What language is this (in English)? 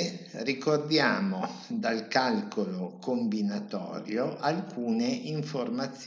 Italian